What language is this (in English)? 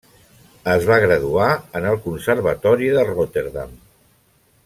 Catalan